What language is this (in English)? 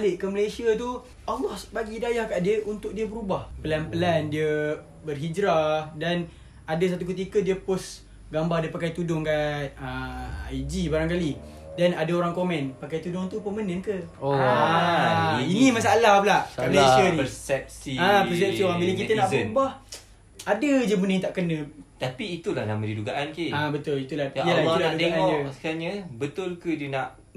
Malay